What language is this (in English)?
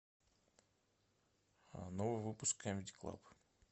Russian